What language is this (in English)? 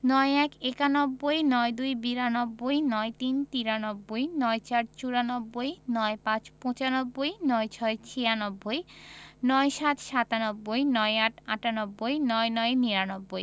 Bangla